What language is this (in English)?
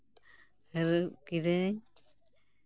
Santali